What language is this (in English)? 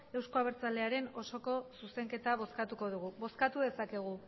Basque